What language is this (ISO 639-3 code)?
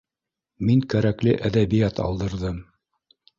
bak